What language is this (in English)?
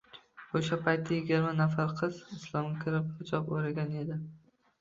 Uzbek